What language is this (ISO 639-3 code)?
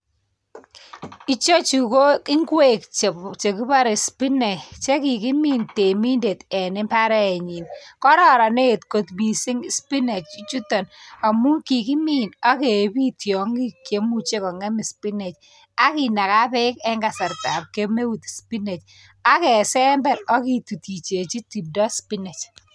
kln